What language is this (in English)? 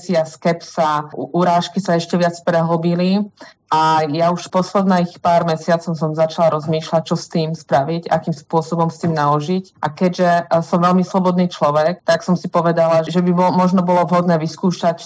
Slovak